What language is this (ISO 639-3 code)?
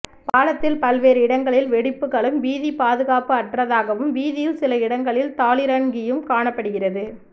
tam